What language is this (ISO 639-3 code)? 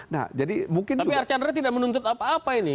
ind